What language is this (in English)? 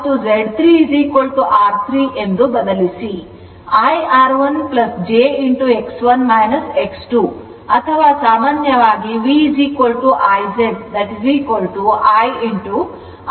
Kannada